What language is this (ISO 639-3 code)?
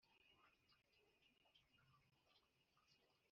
kin